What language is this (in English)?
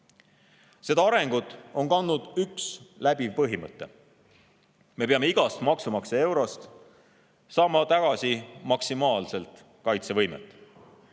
Estonian